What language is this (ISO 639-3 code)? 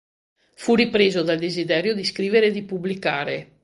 ita